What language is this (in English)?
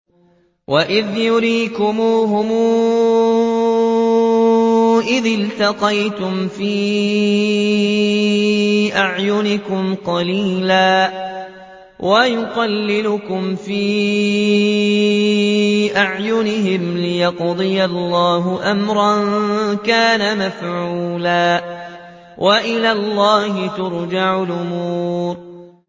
Arabic